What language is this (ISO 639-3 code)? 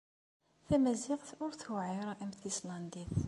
kab